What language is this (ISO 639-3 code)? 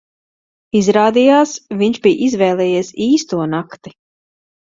lav